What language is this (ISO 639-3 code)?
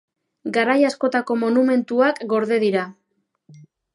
eus